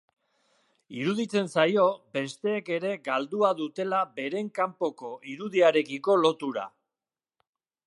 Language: Basque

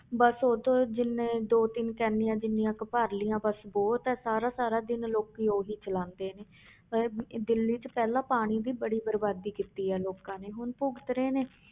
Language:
Punjabi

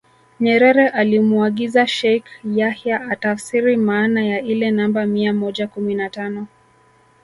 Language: Swahili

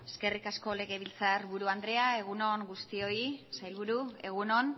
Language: Basque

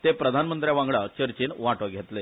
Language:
Konkani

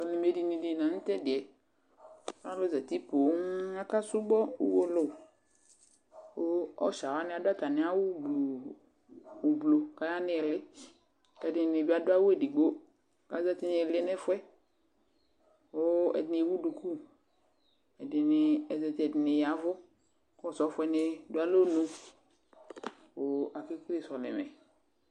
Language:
Ikposo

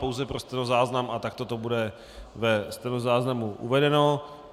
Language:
Czech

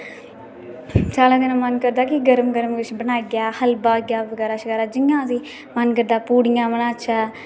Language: Dogri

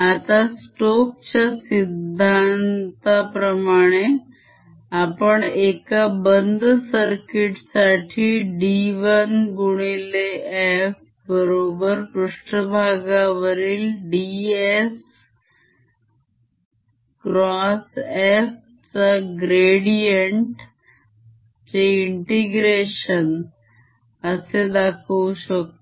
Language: Marathi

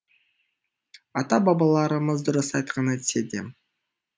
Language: Kazakh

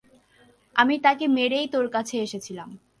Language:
Bangla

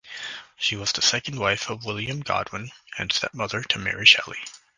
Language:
English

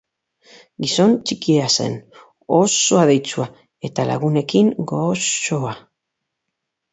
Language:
Basque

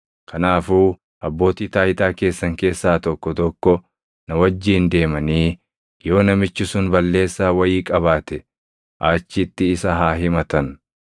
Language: Oromo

